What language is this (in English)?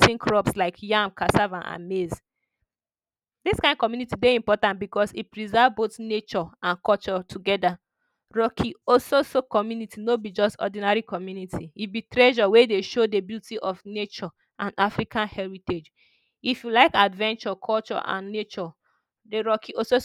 Nigerian Pidgin